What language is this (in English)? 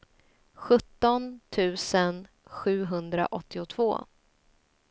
Swedish